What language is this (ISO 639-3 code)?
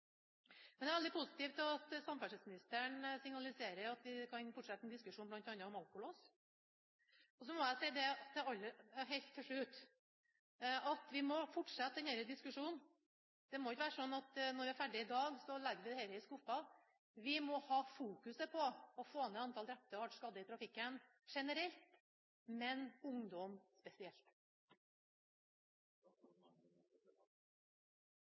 nor